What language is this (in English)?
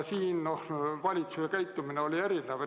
Estonian